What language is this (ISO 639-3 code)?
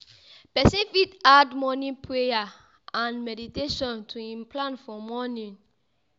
pcm